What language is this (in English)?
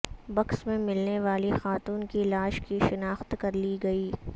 Urdu